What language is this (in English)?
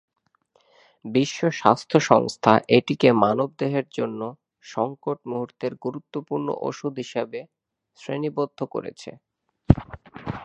Bangla